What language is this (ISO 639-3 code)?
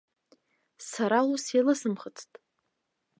abk